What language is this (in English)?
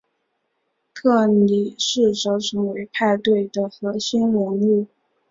Chinese